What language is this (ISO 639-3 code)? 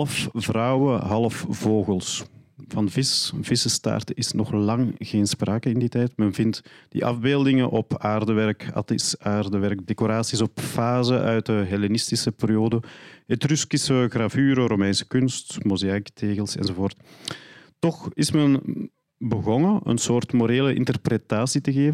nld